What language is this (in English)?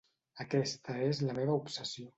Catalan